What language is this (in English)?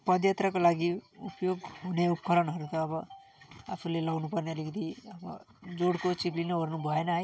Nepali